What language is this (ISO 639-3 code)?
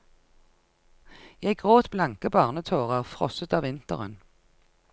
nor